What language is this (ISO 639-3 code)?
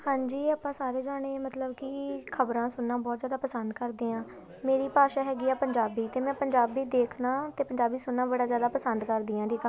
pan